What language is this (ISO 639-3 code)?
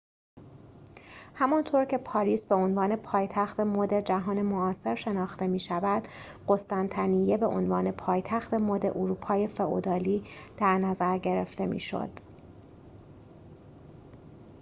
fas